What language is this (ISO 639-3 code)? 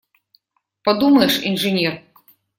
rus